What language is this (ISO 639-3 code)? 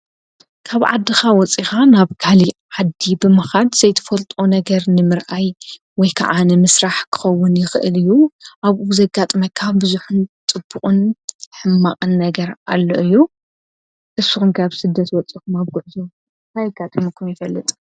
tir